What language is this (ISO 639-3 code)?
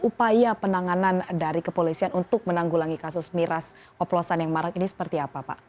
ind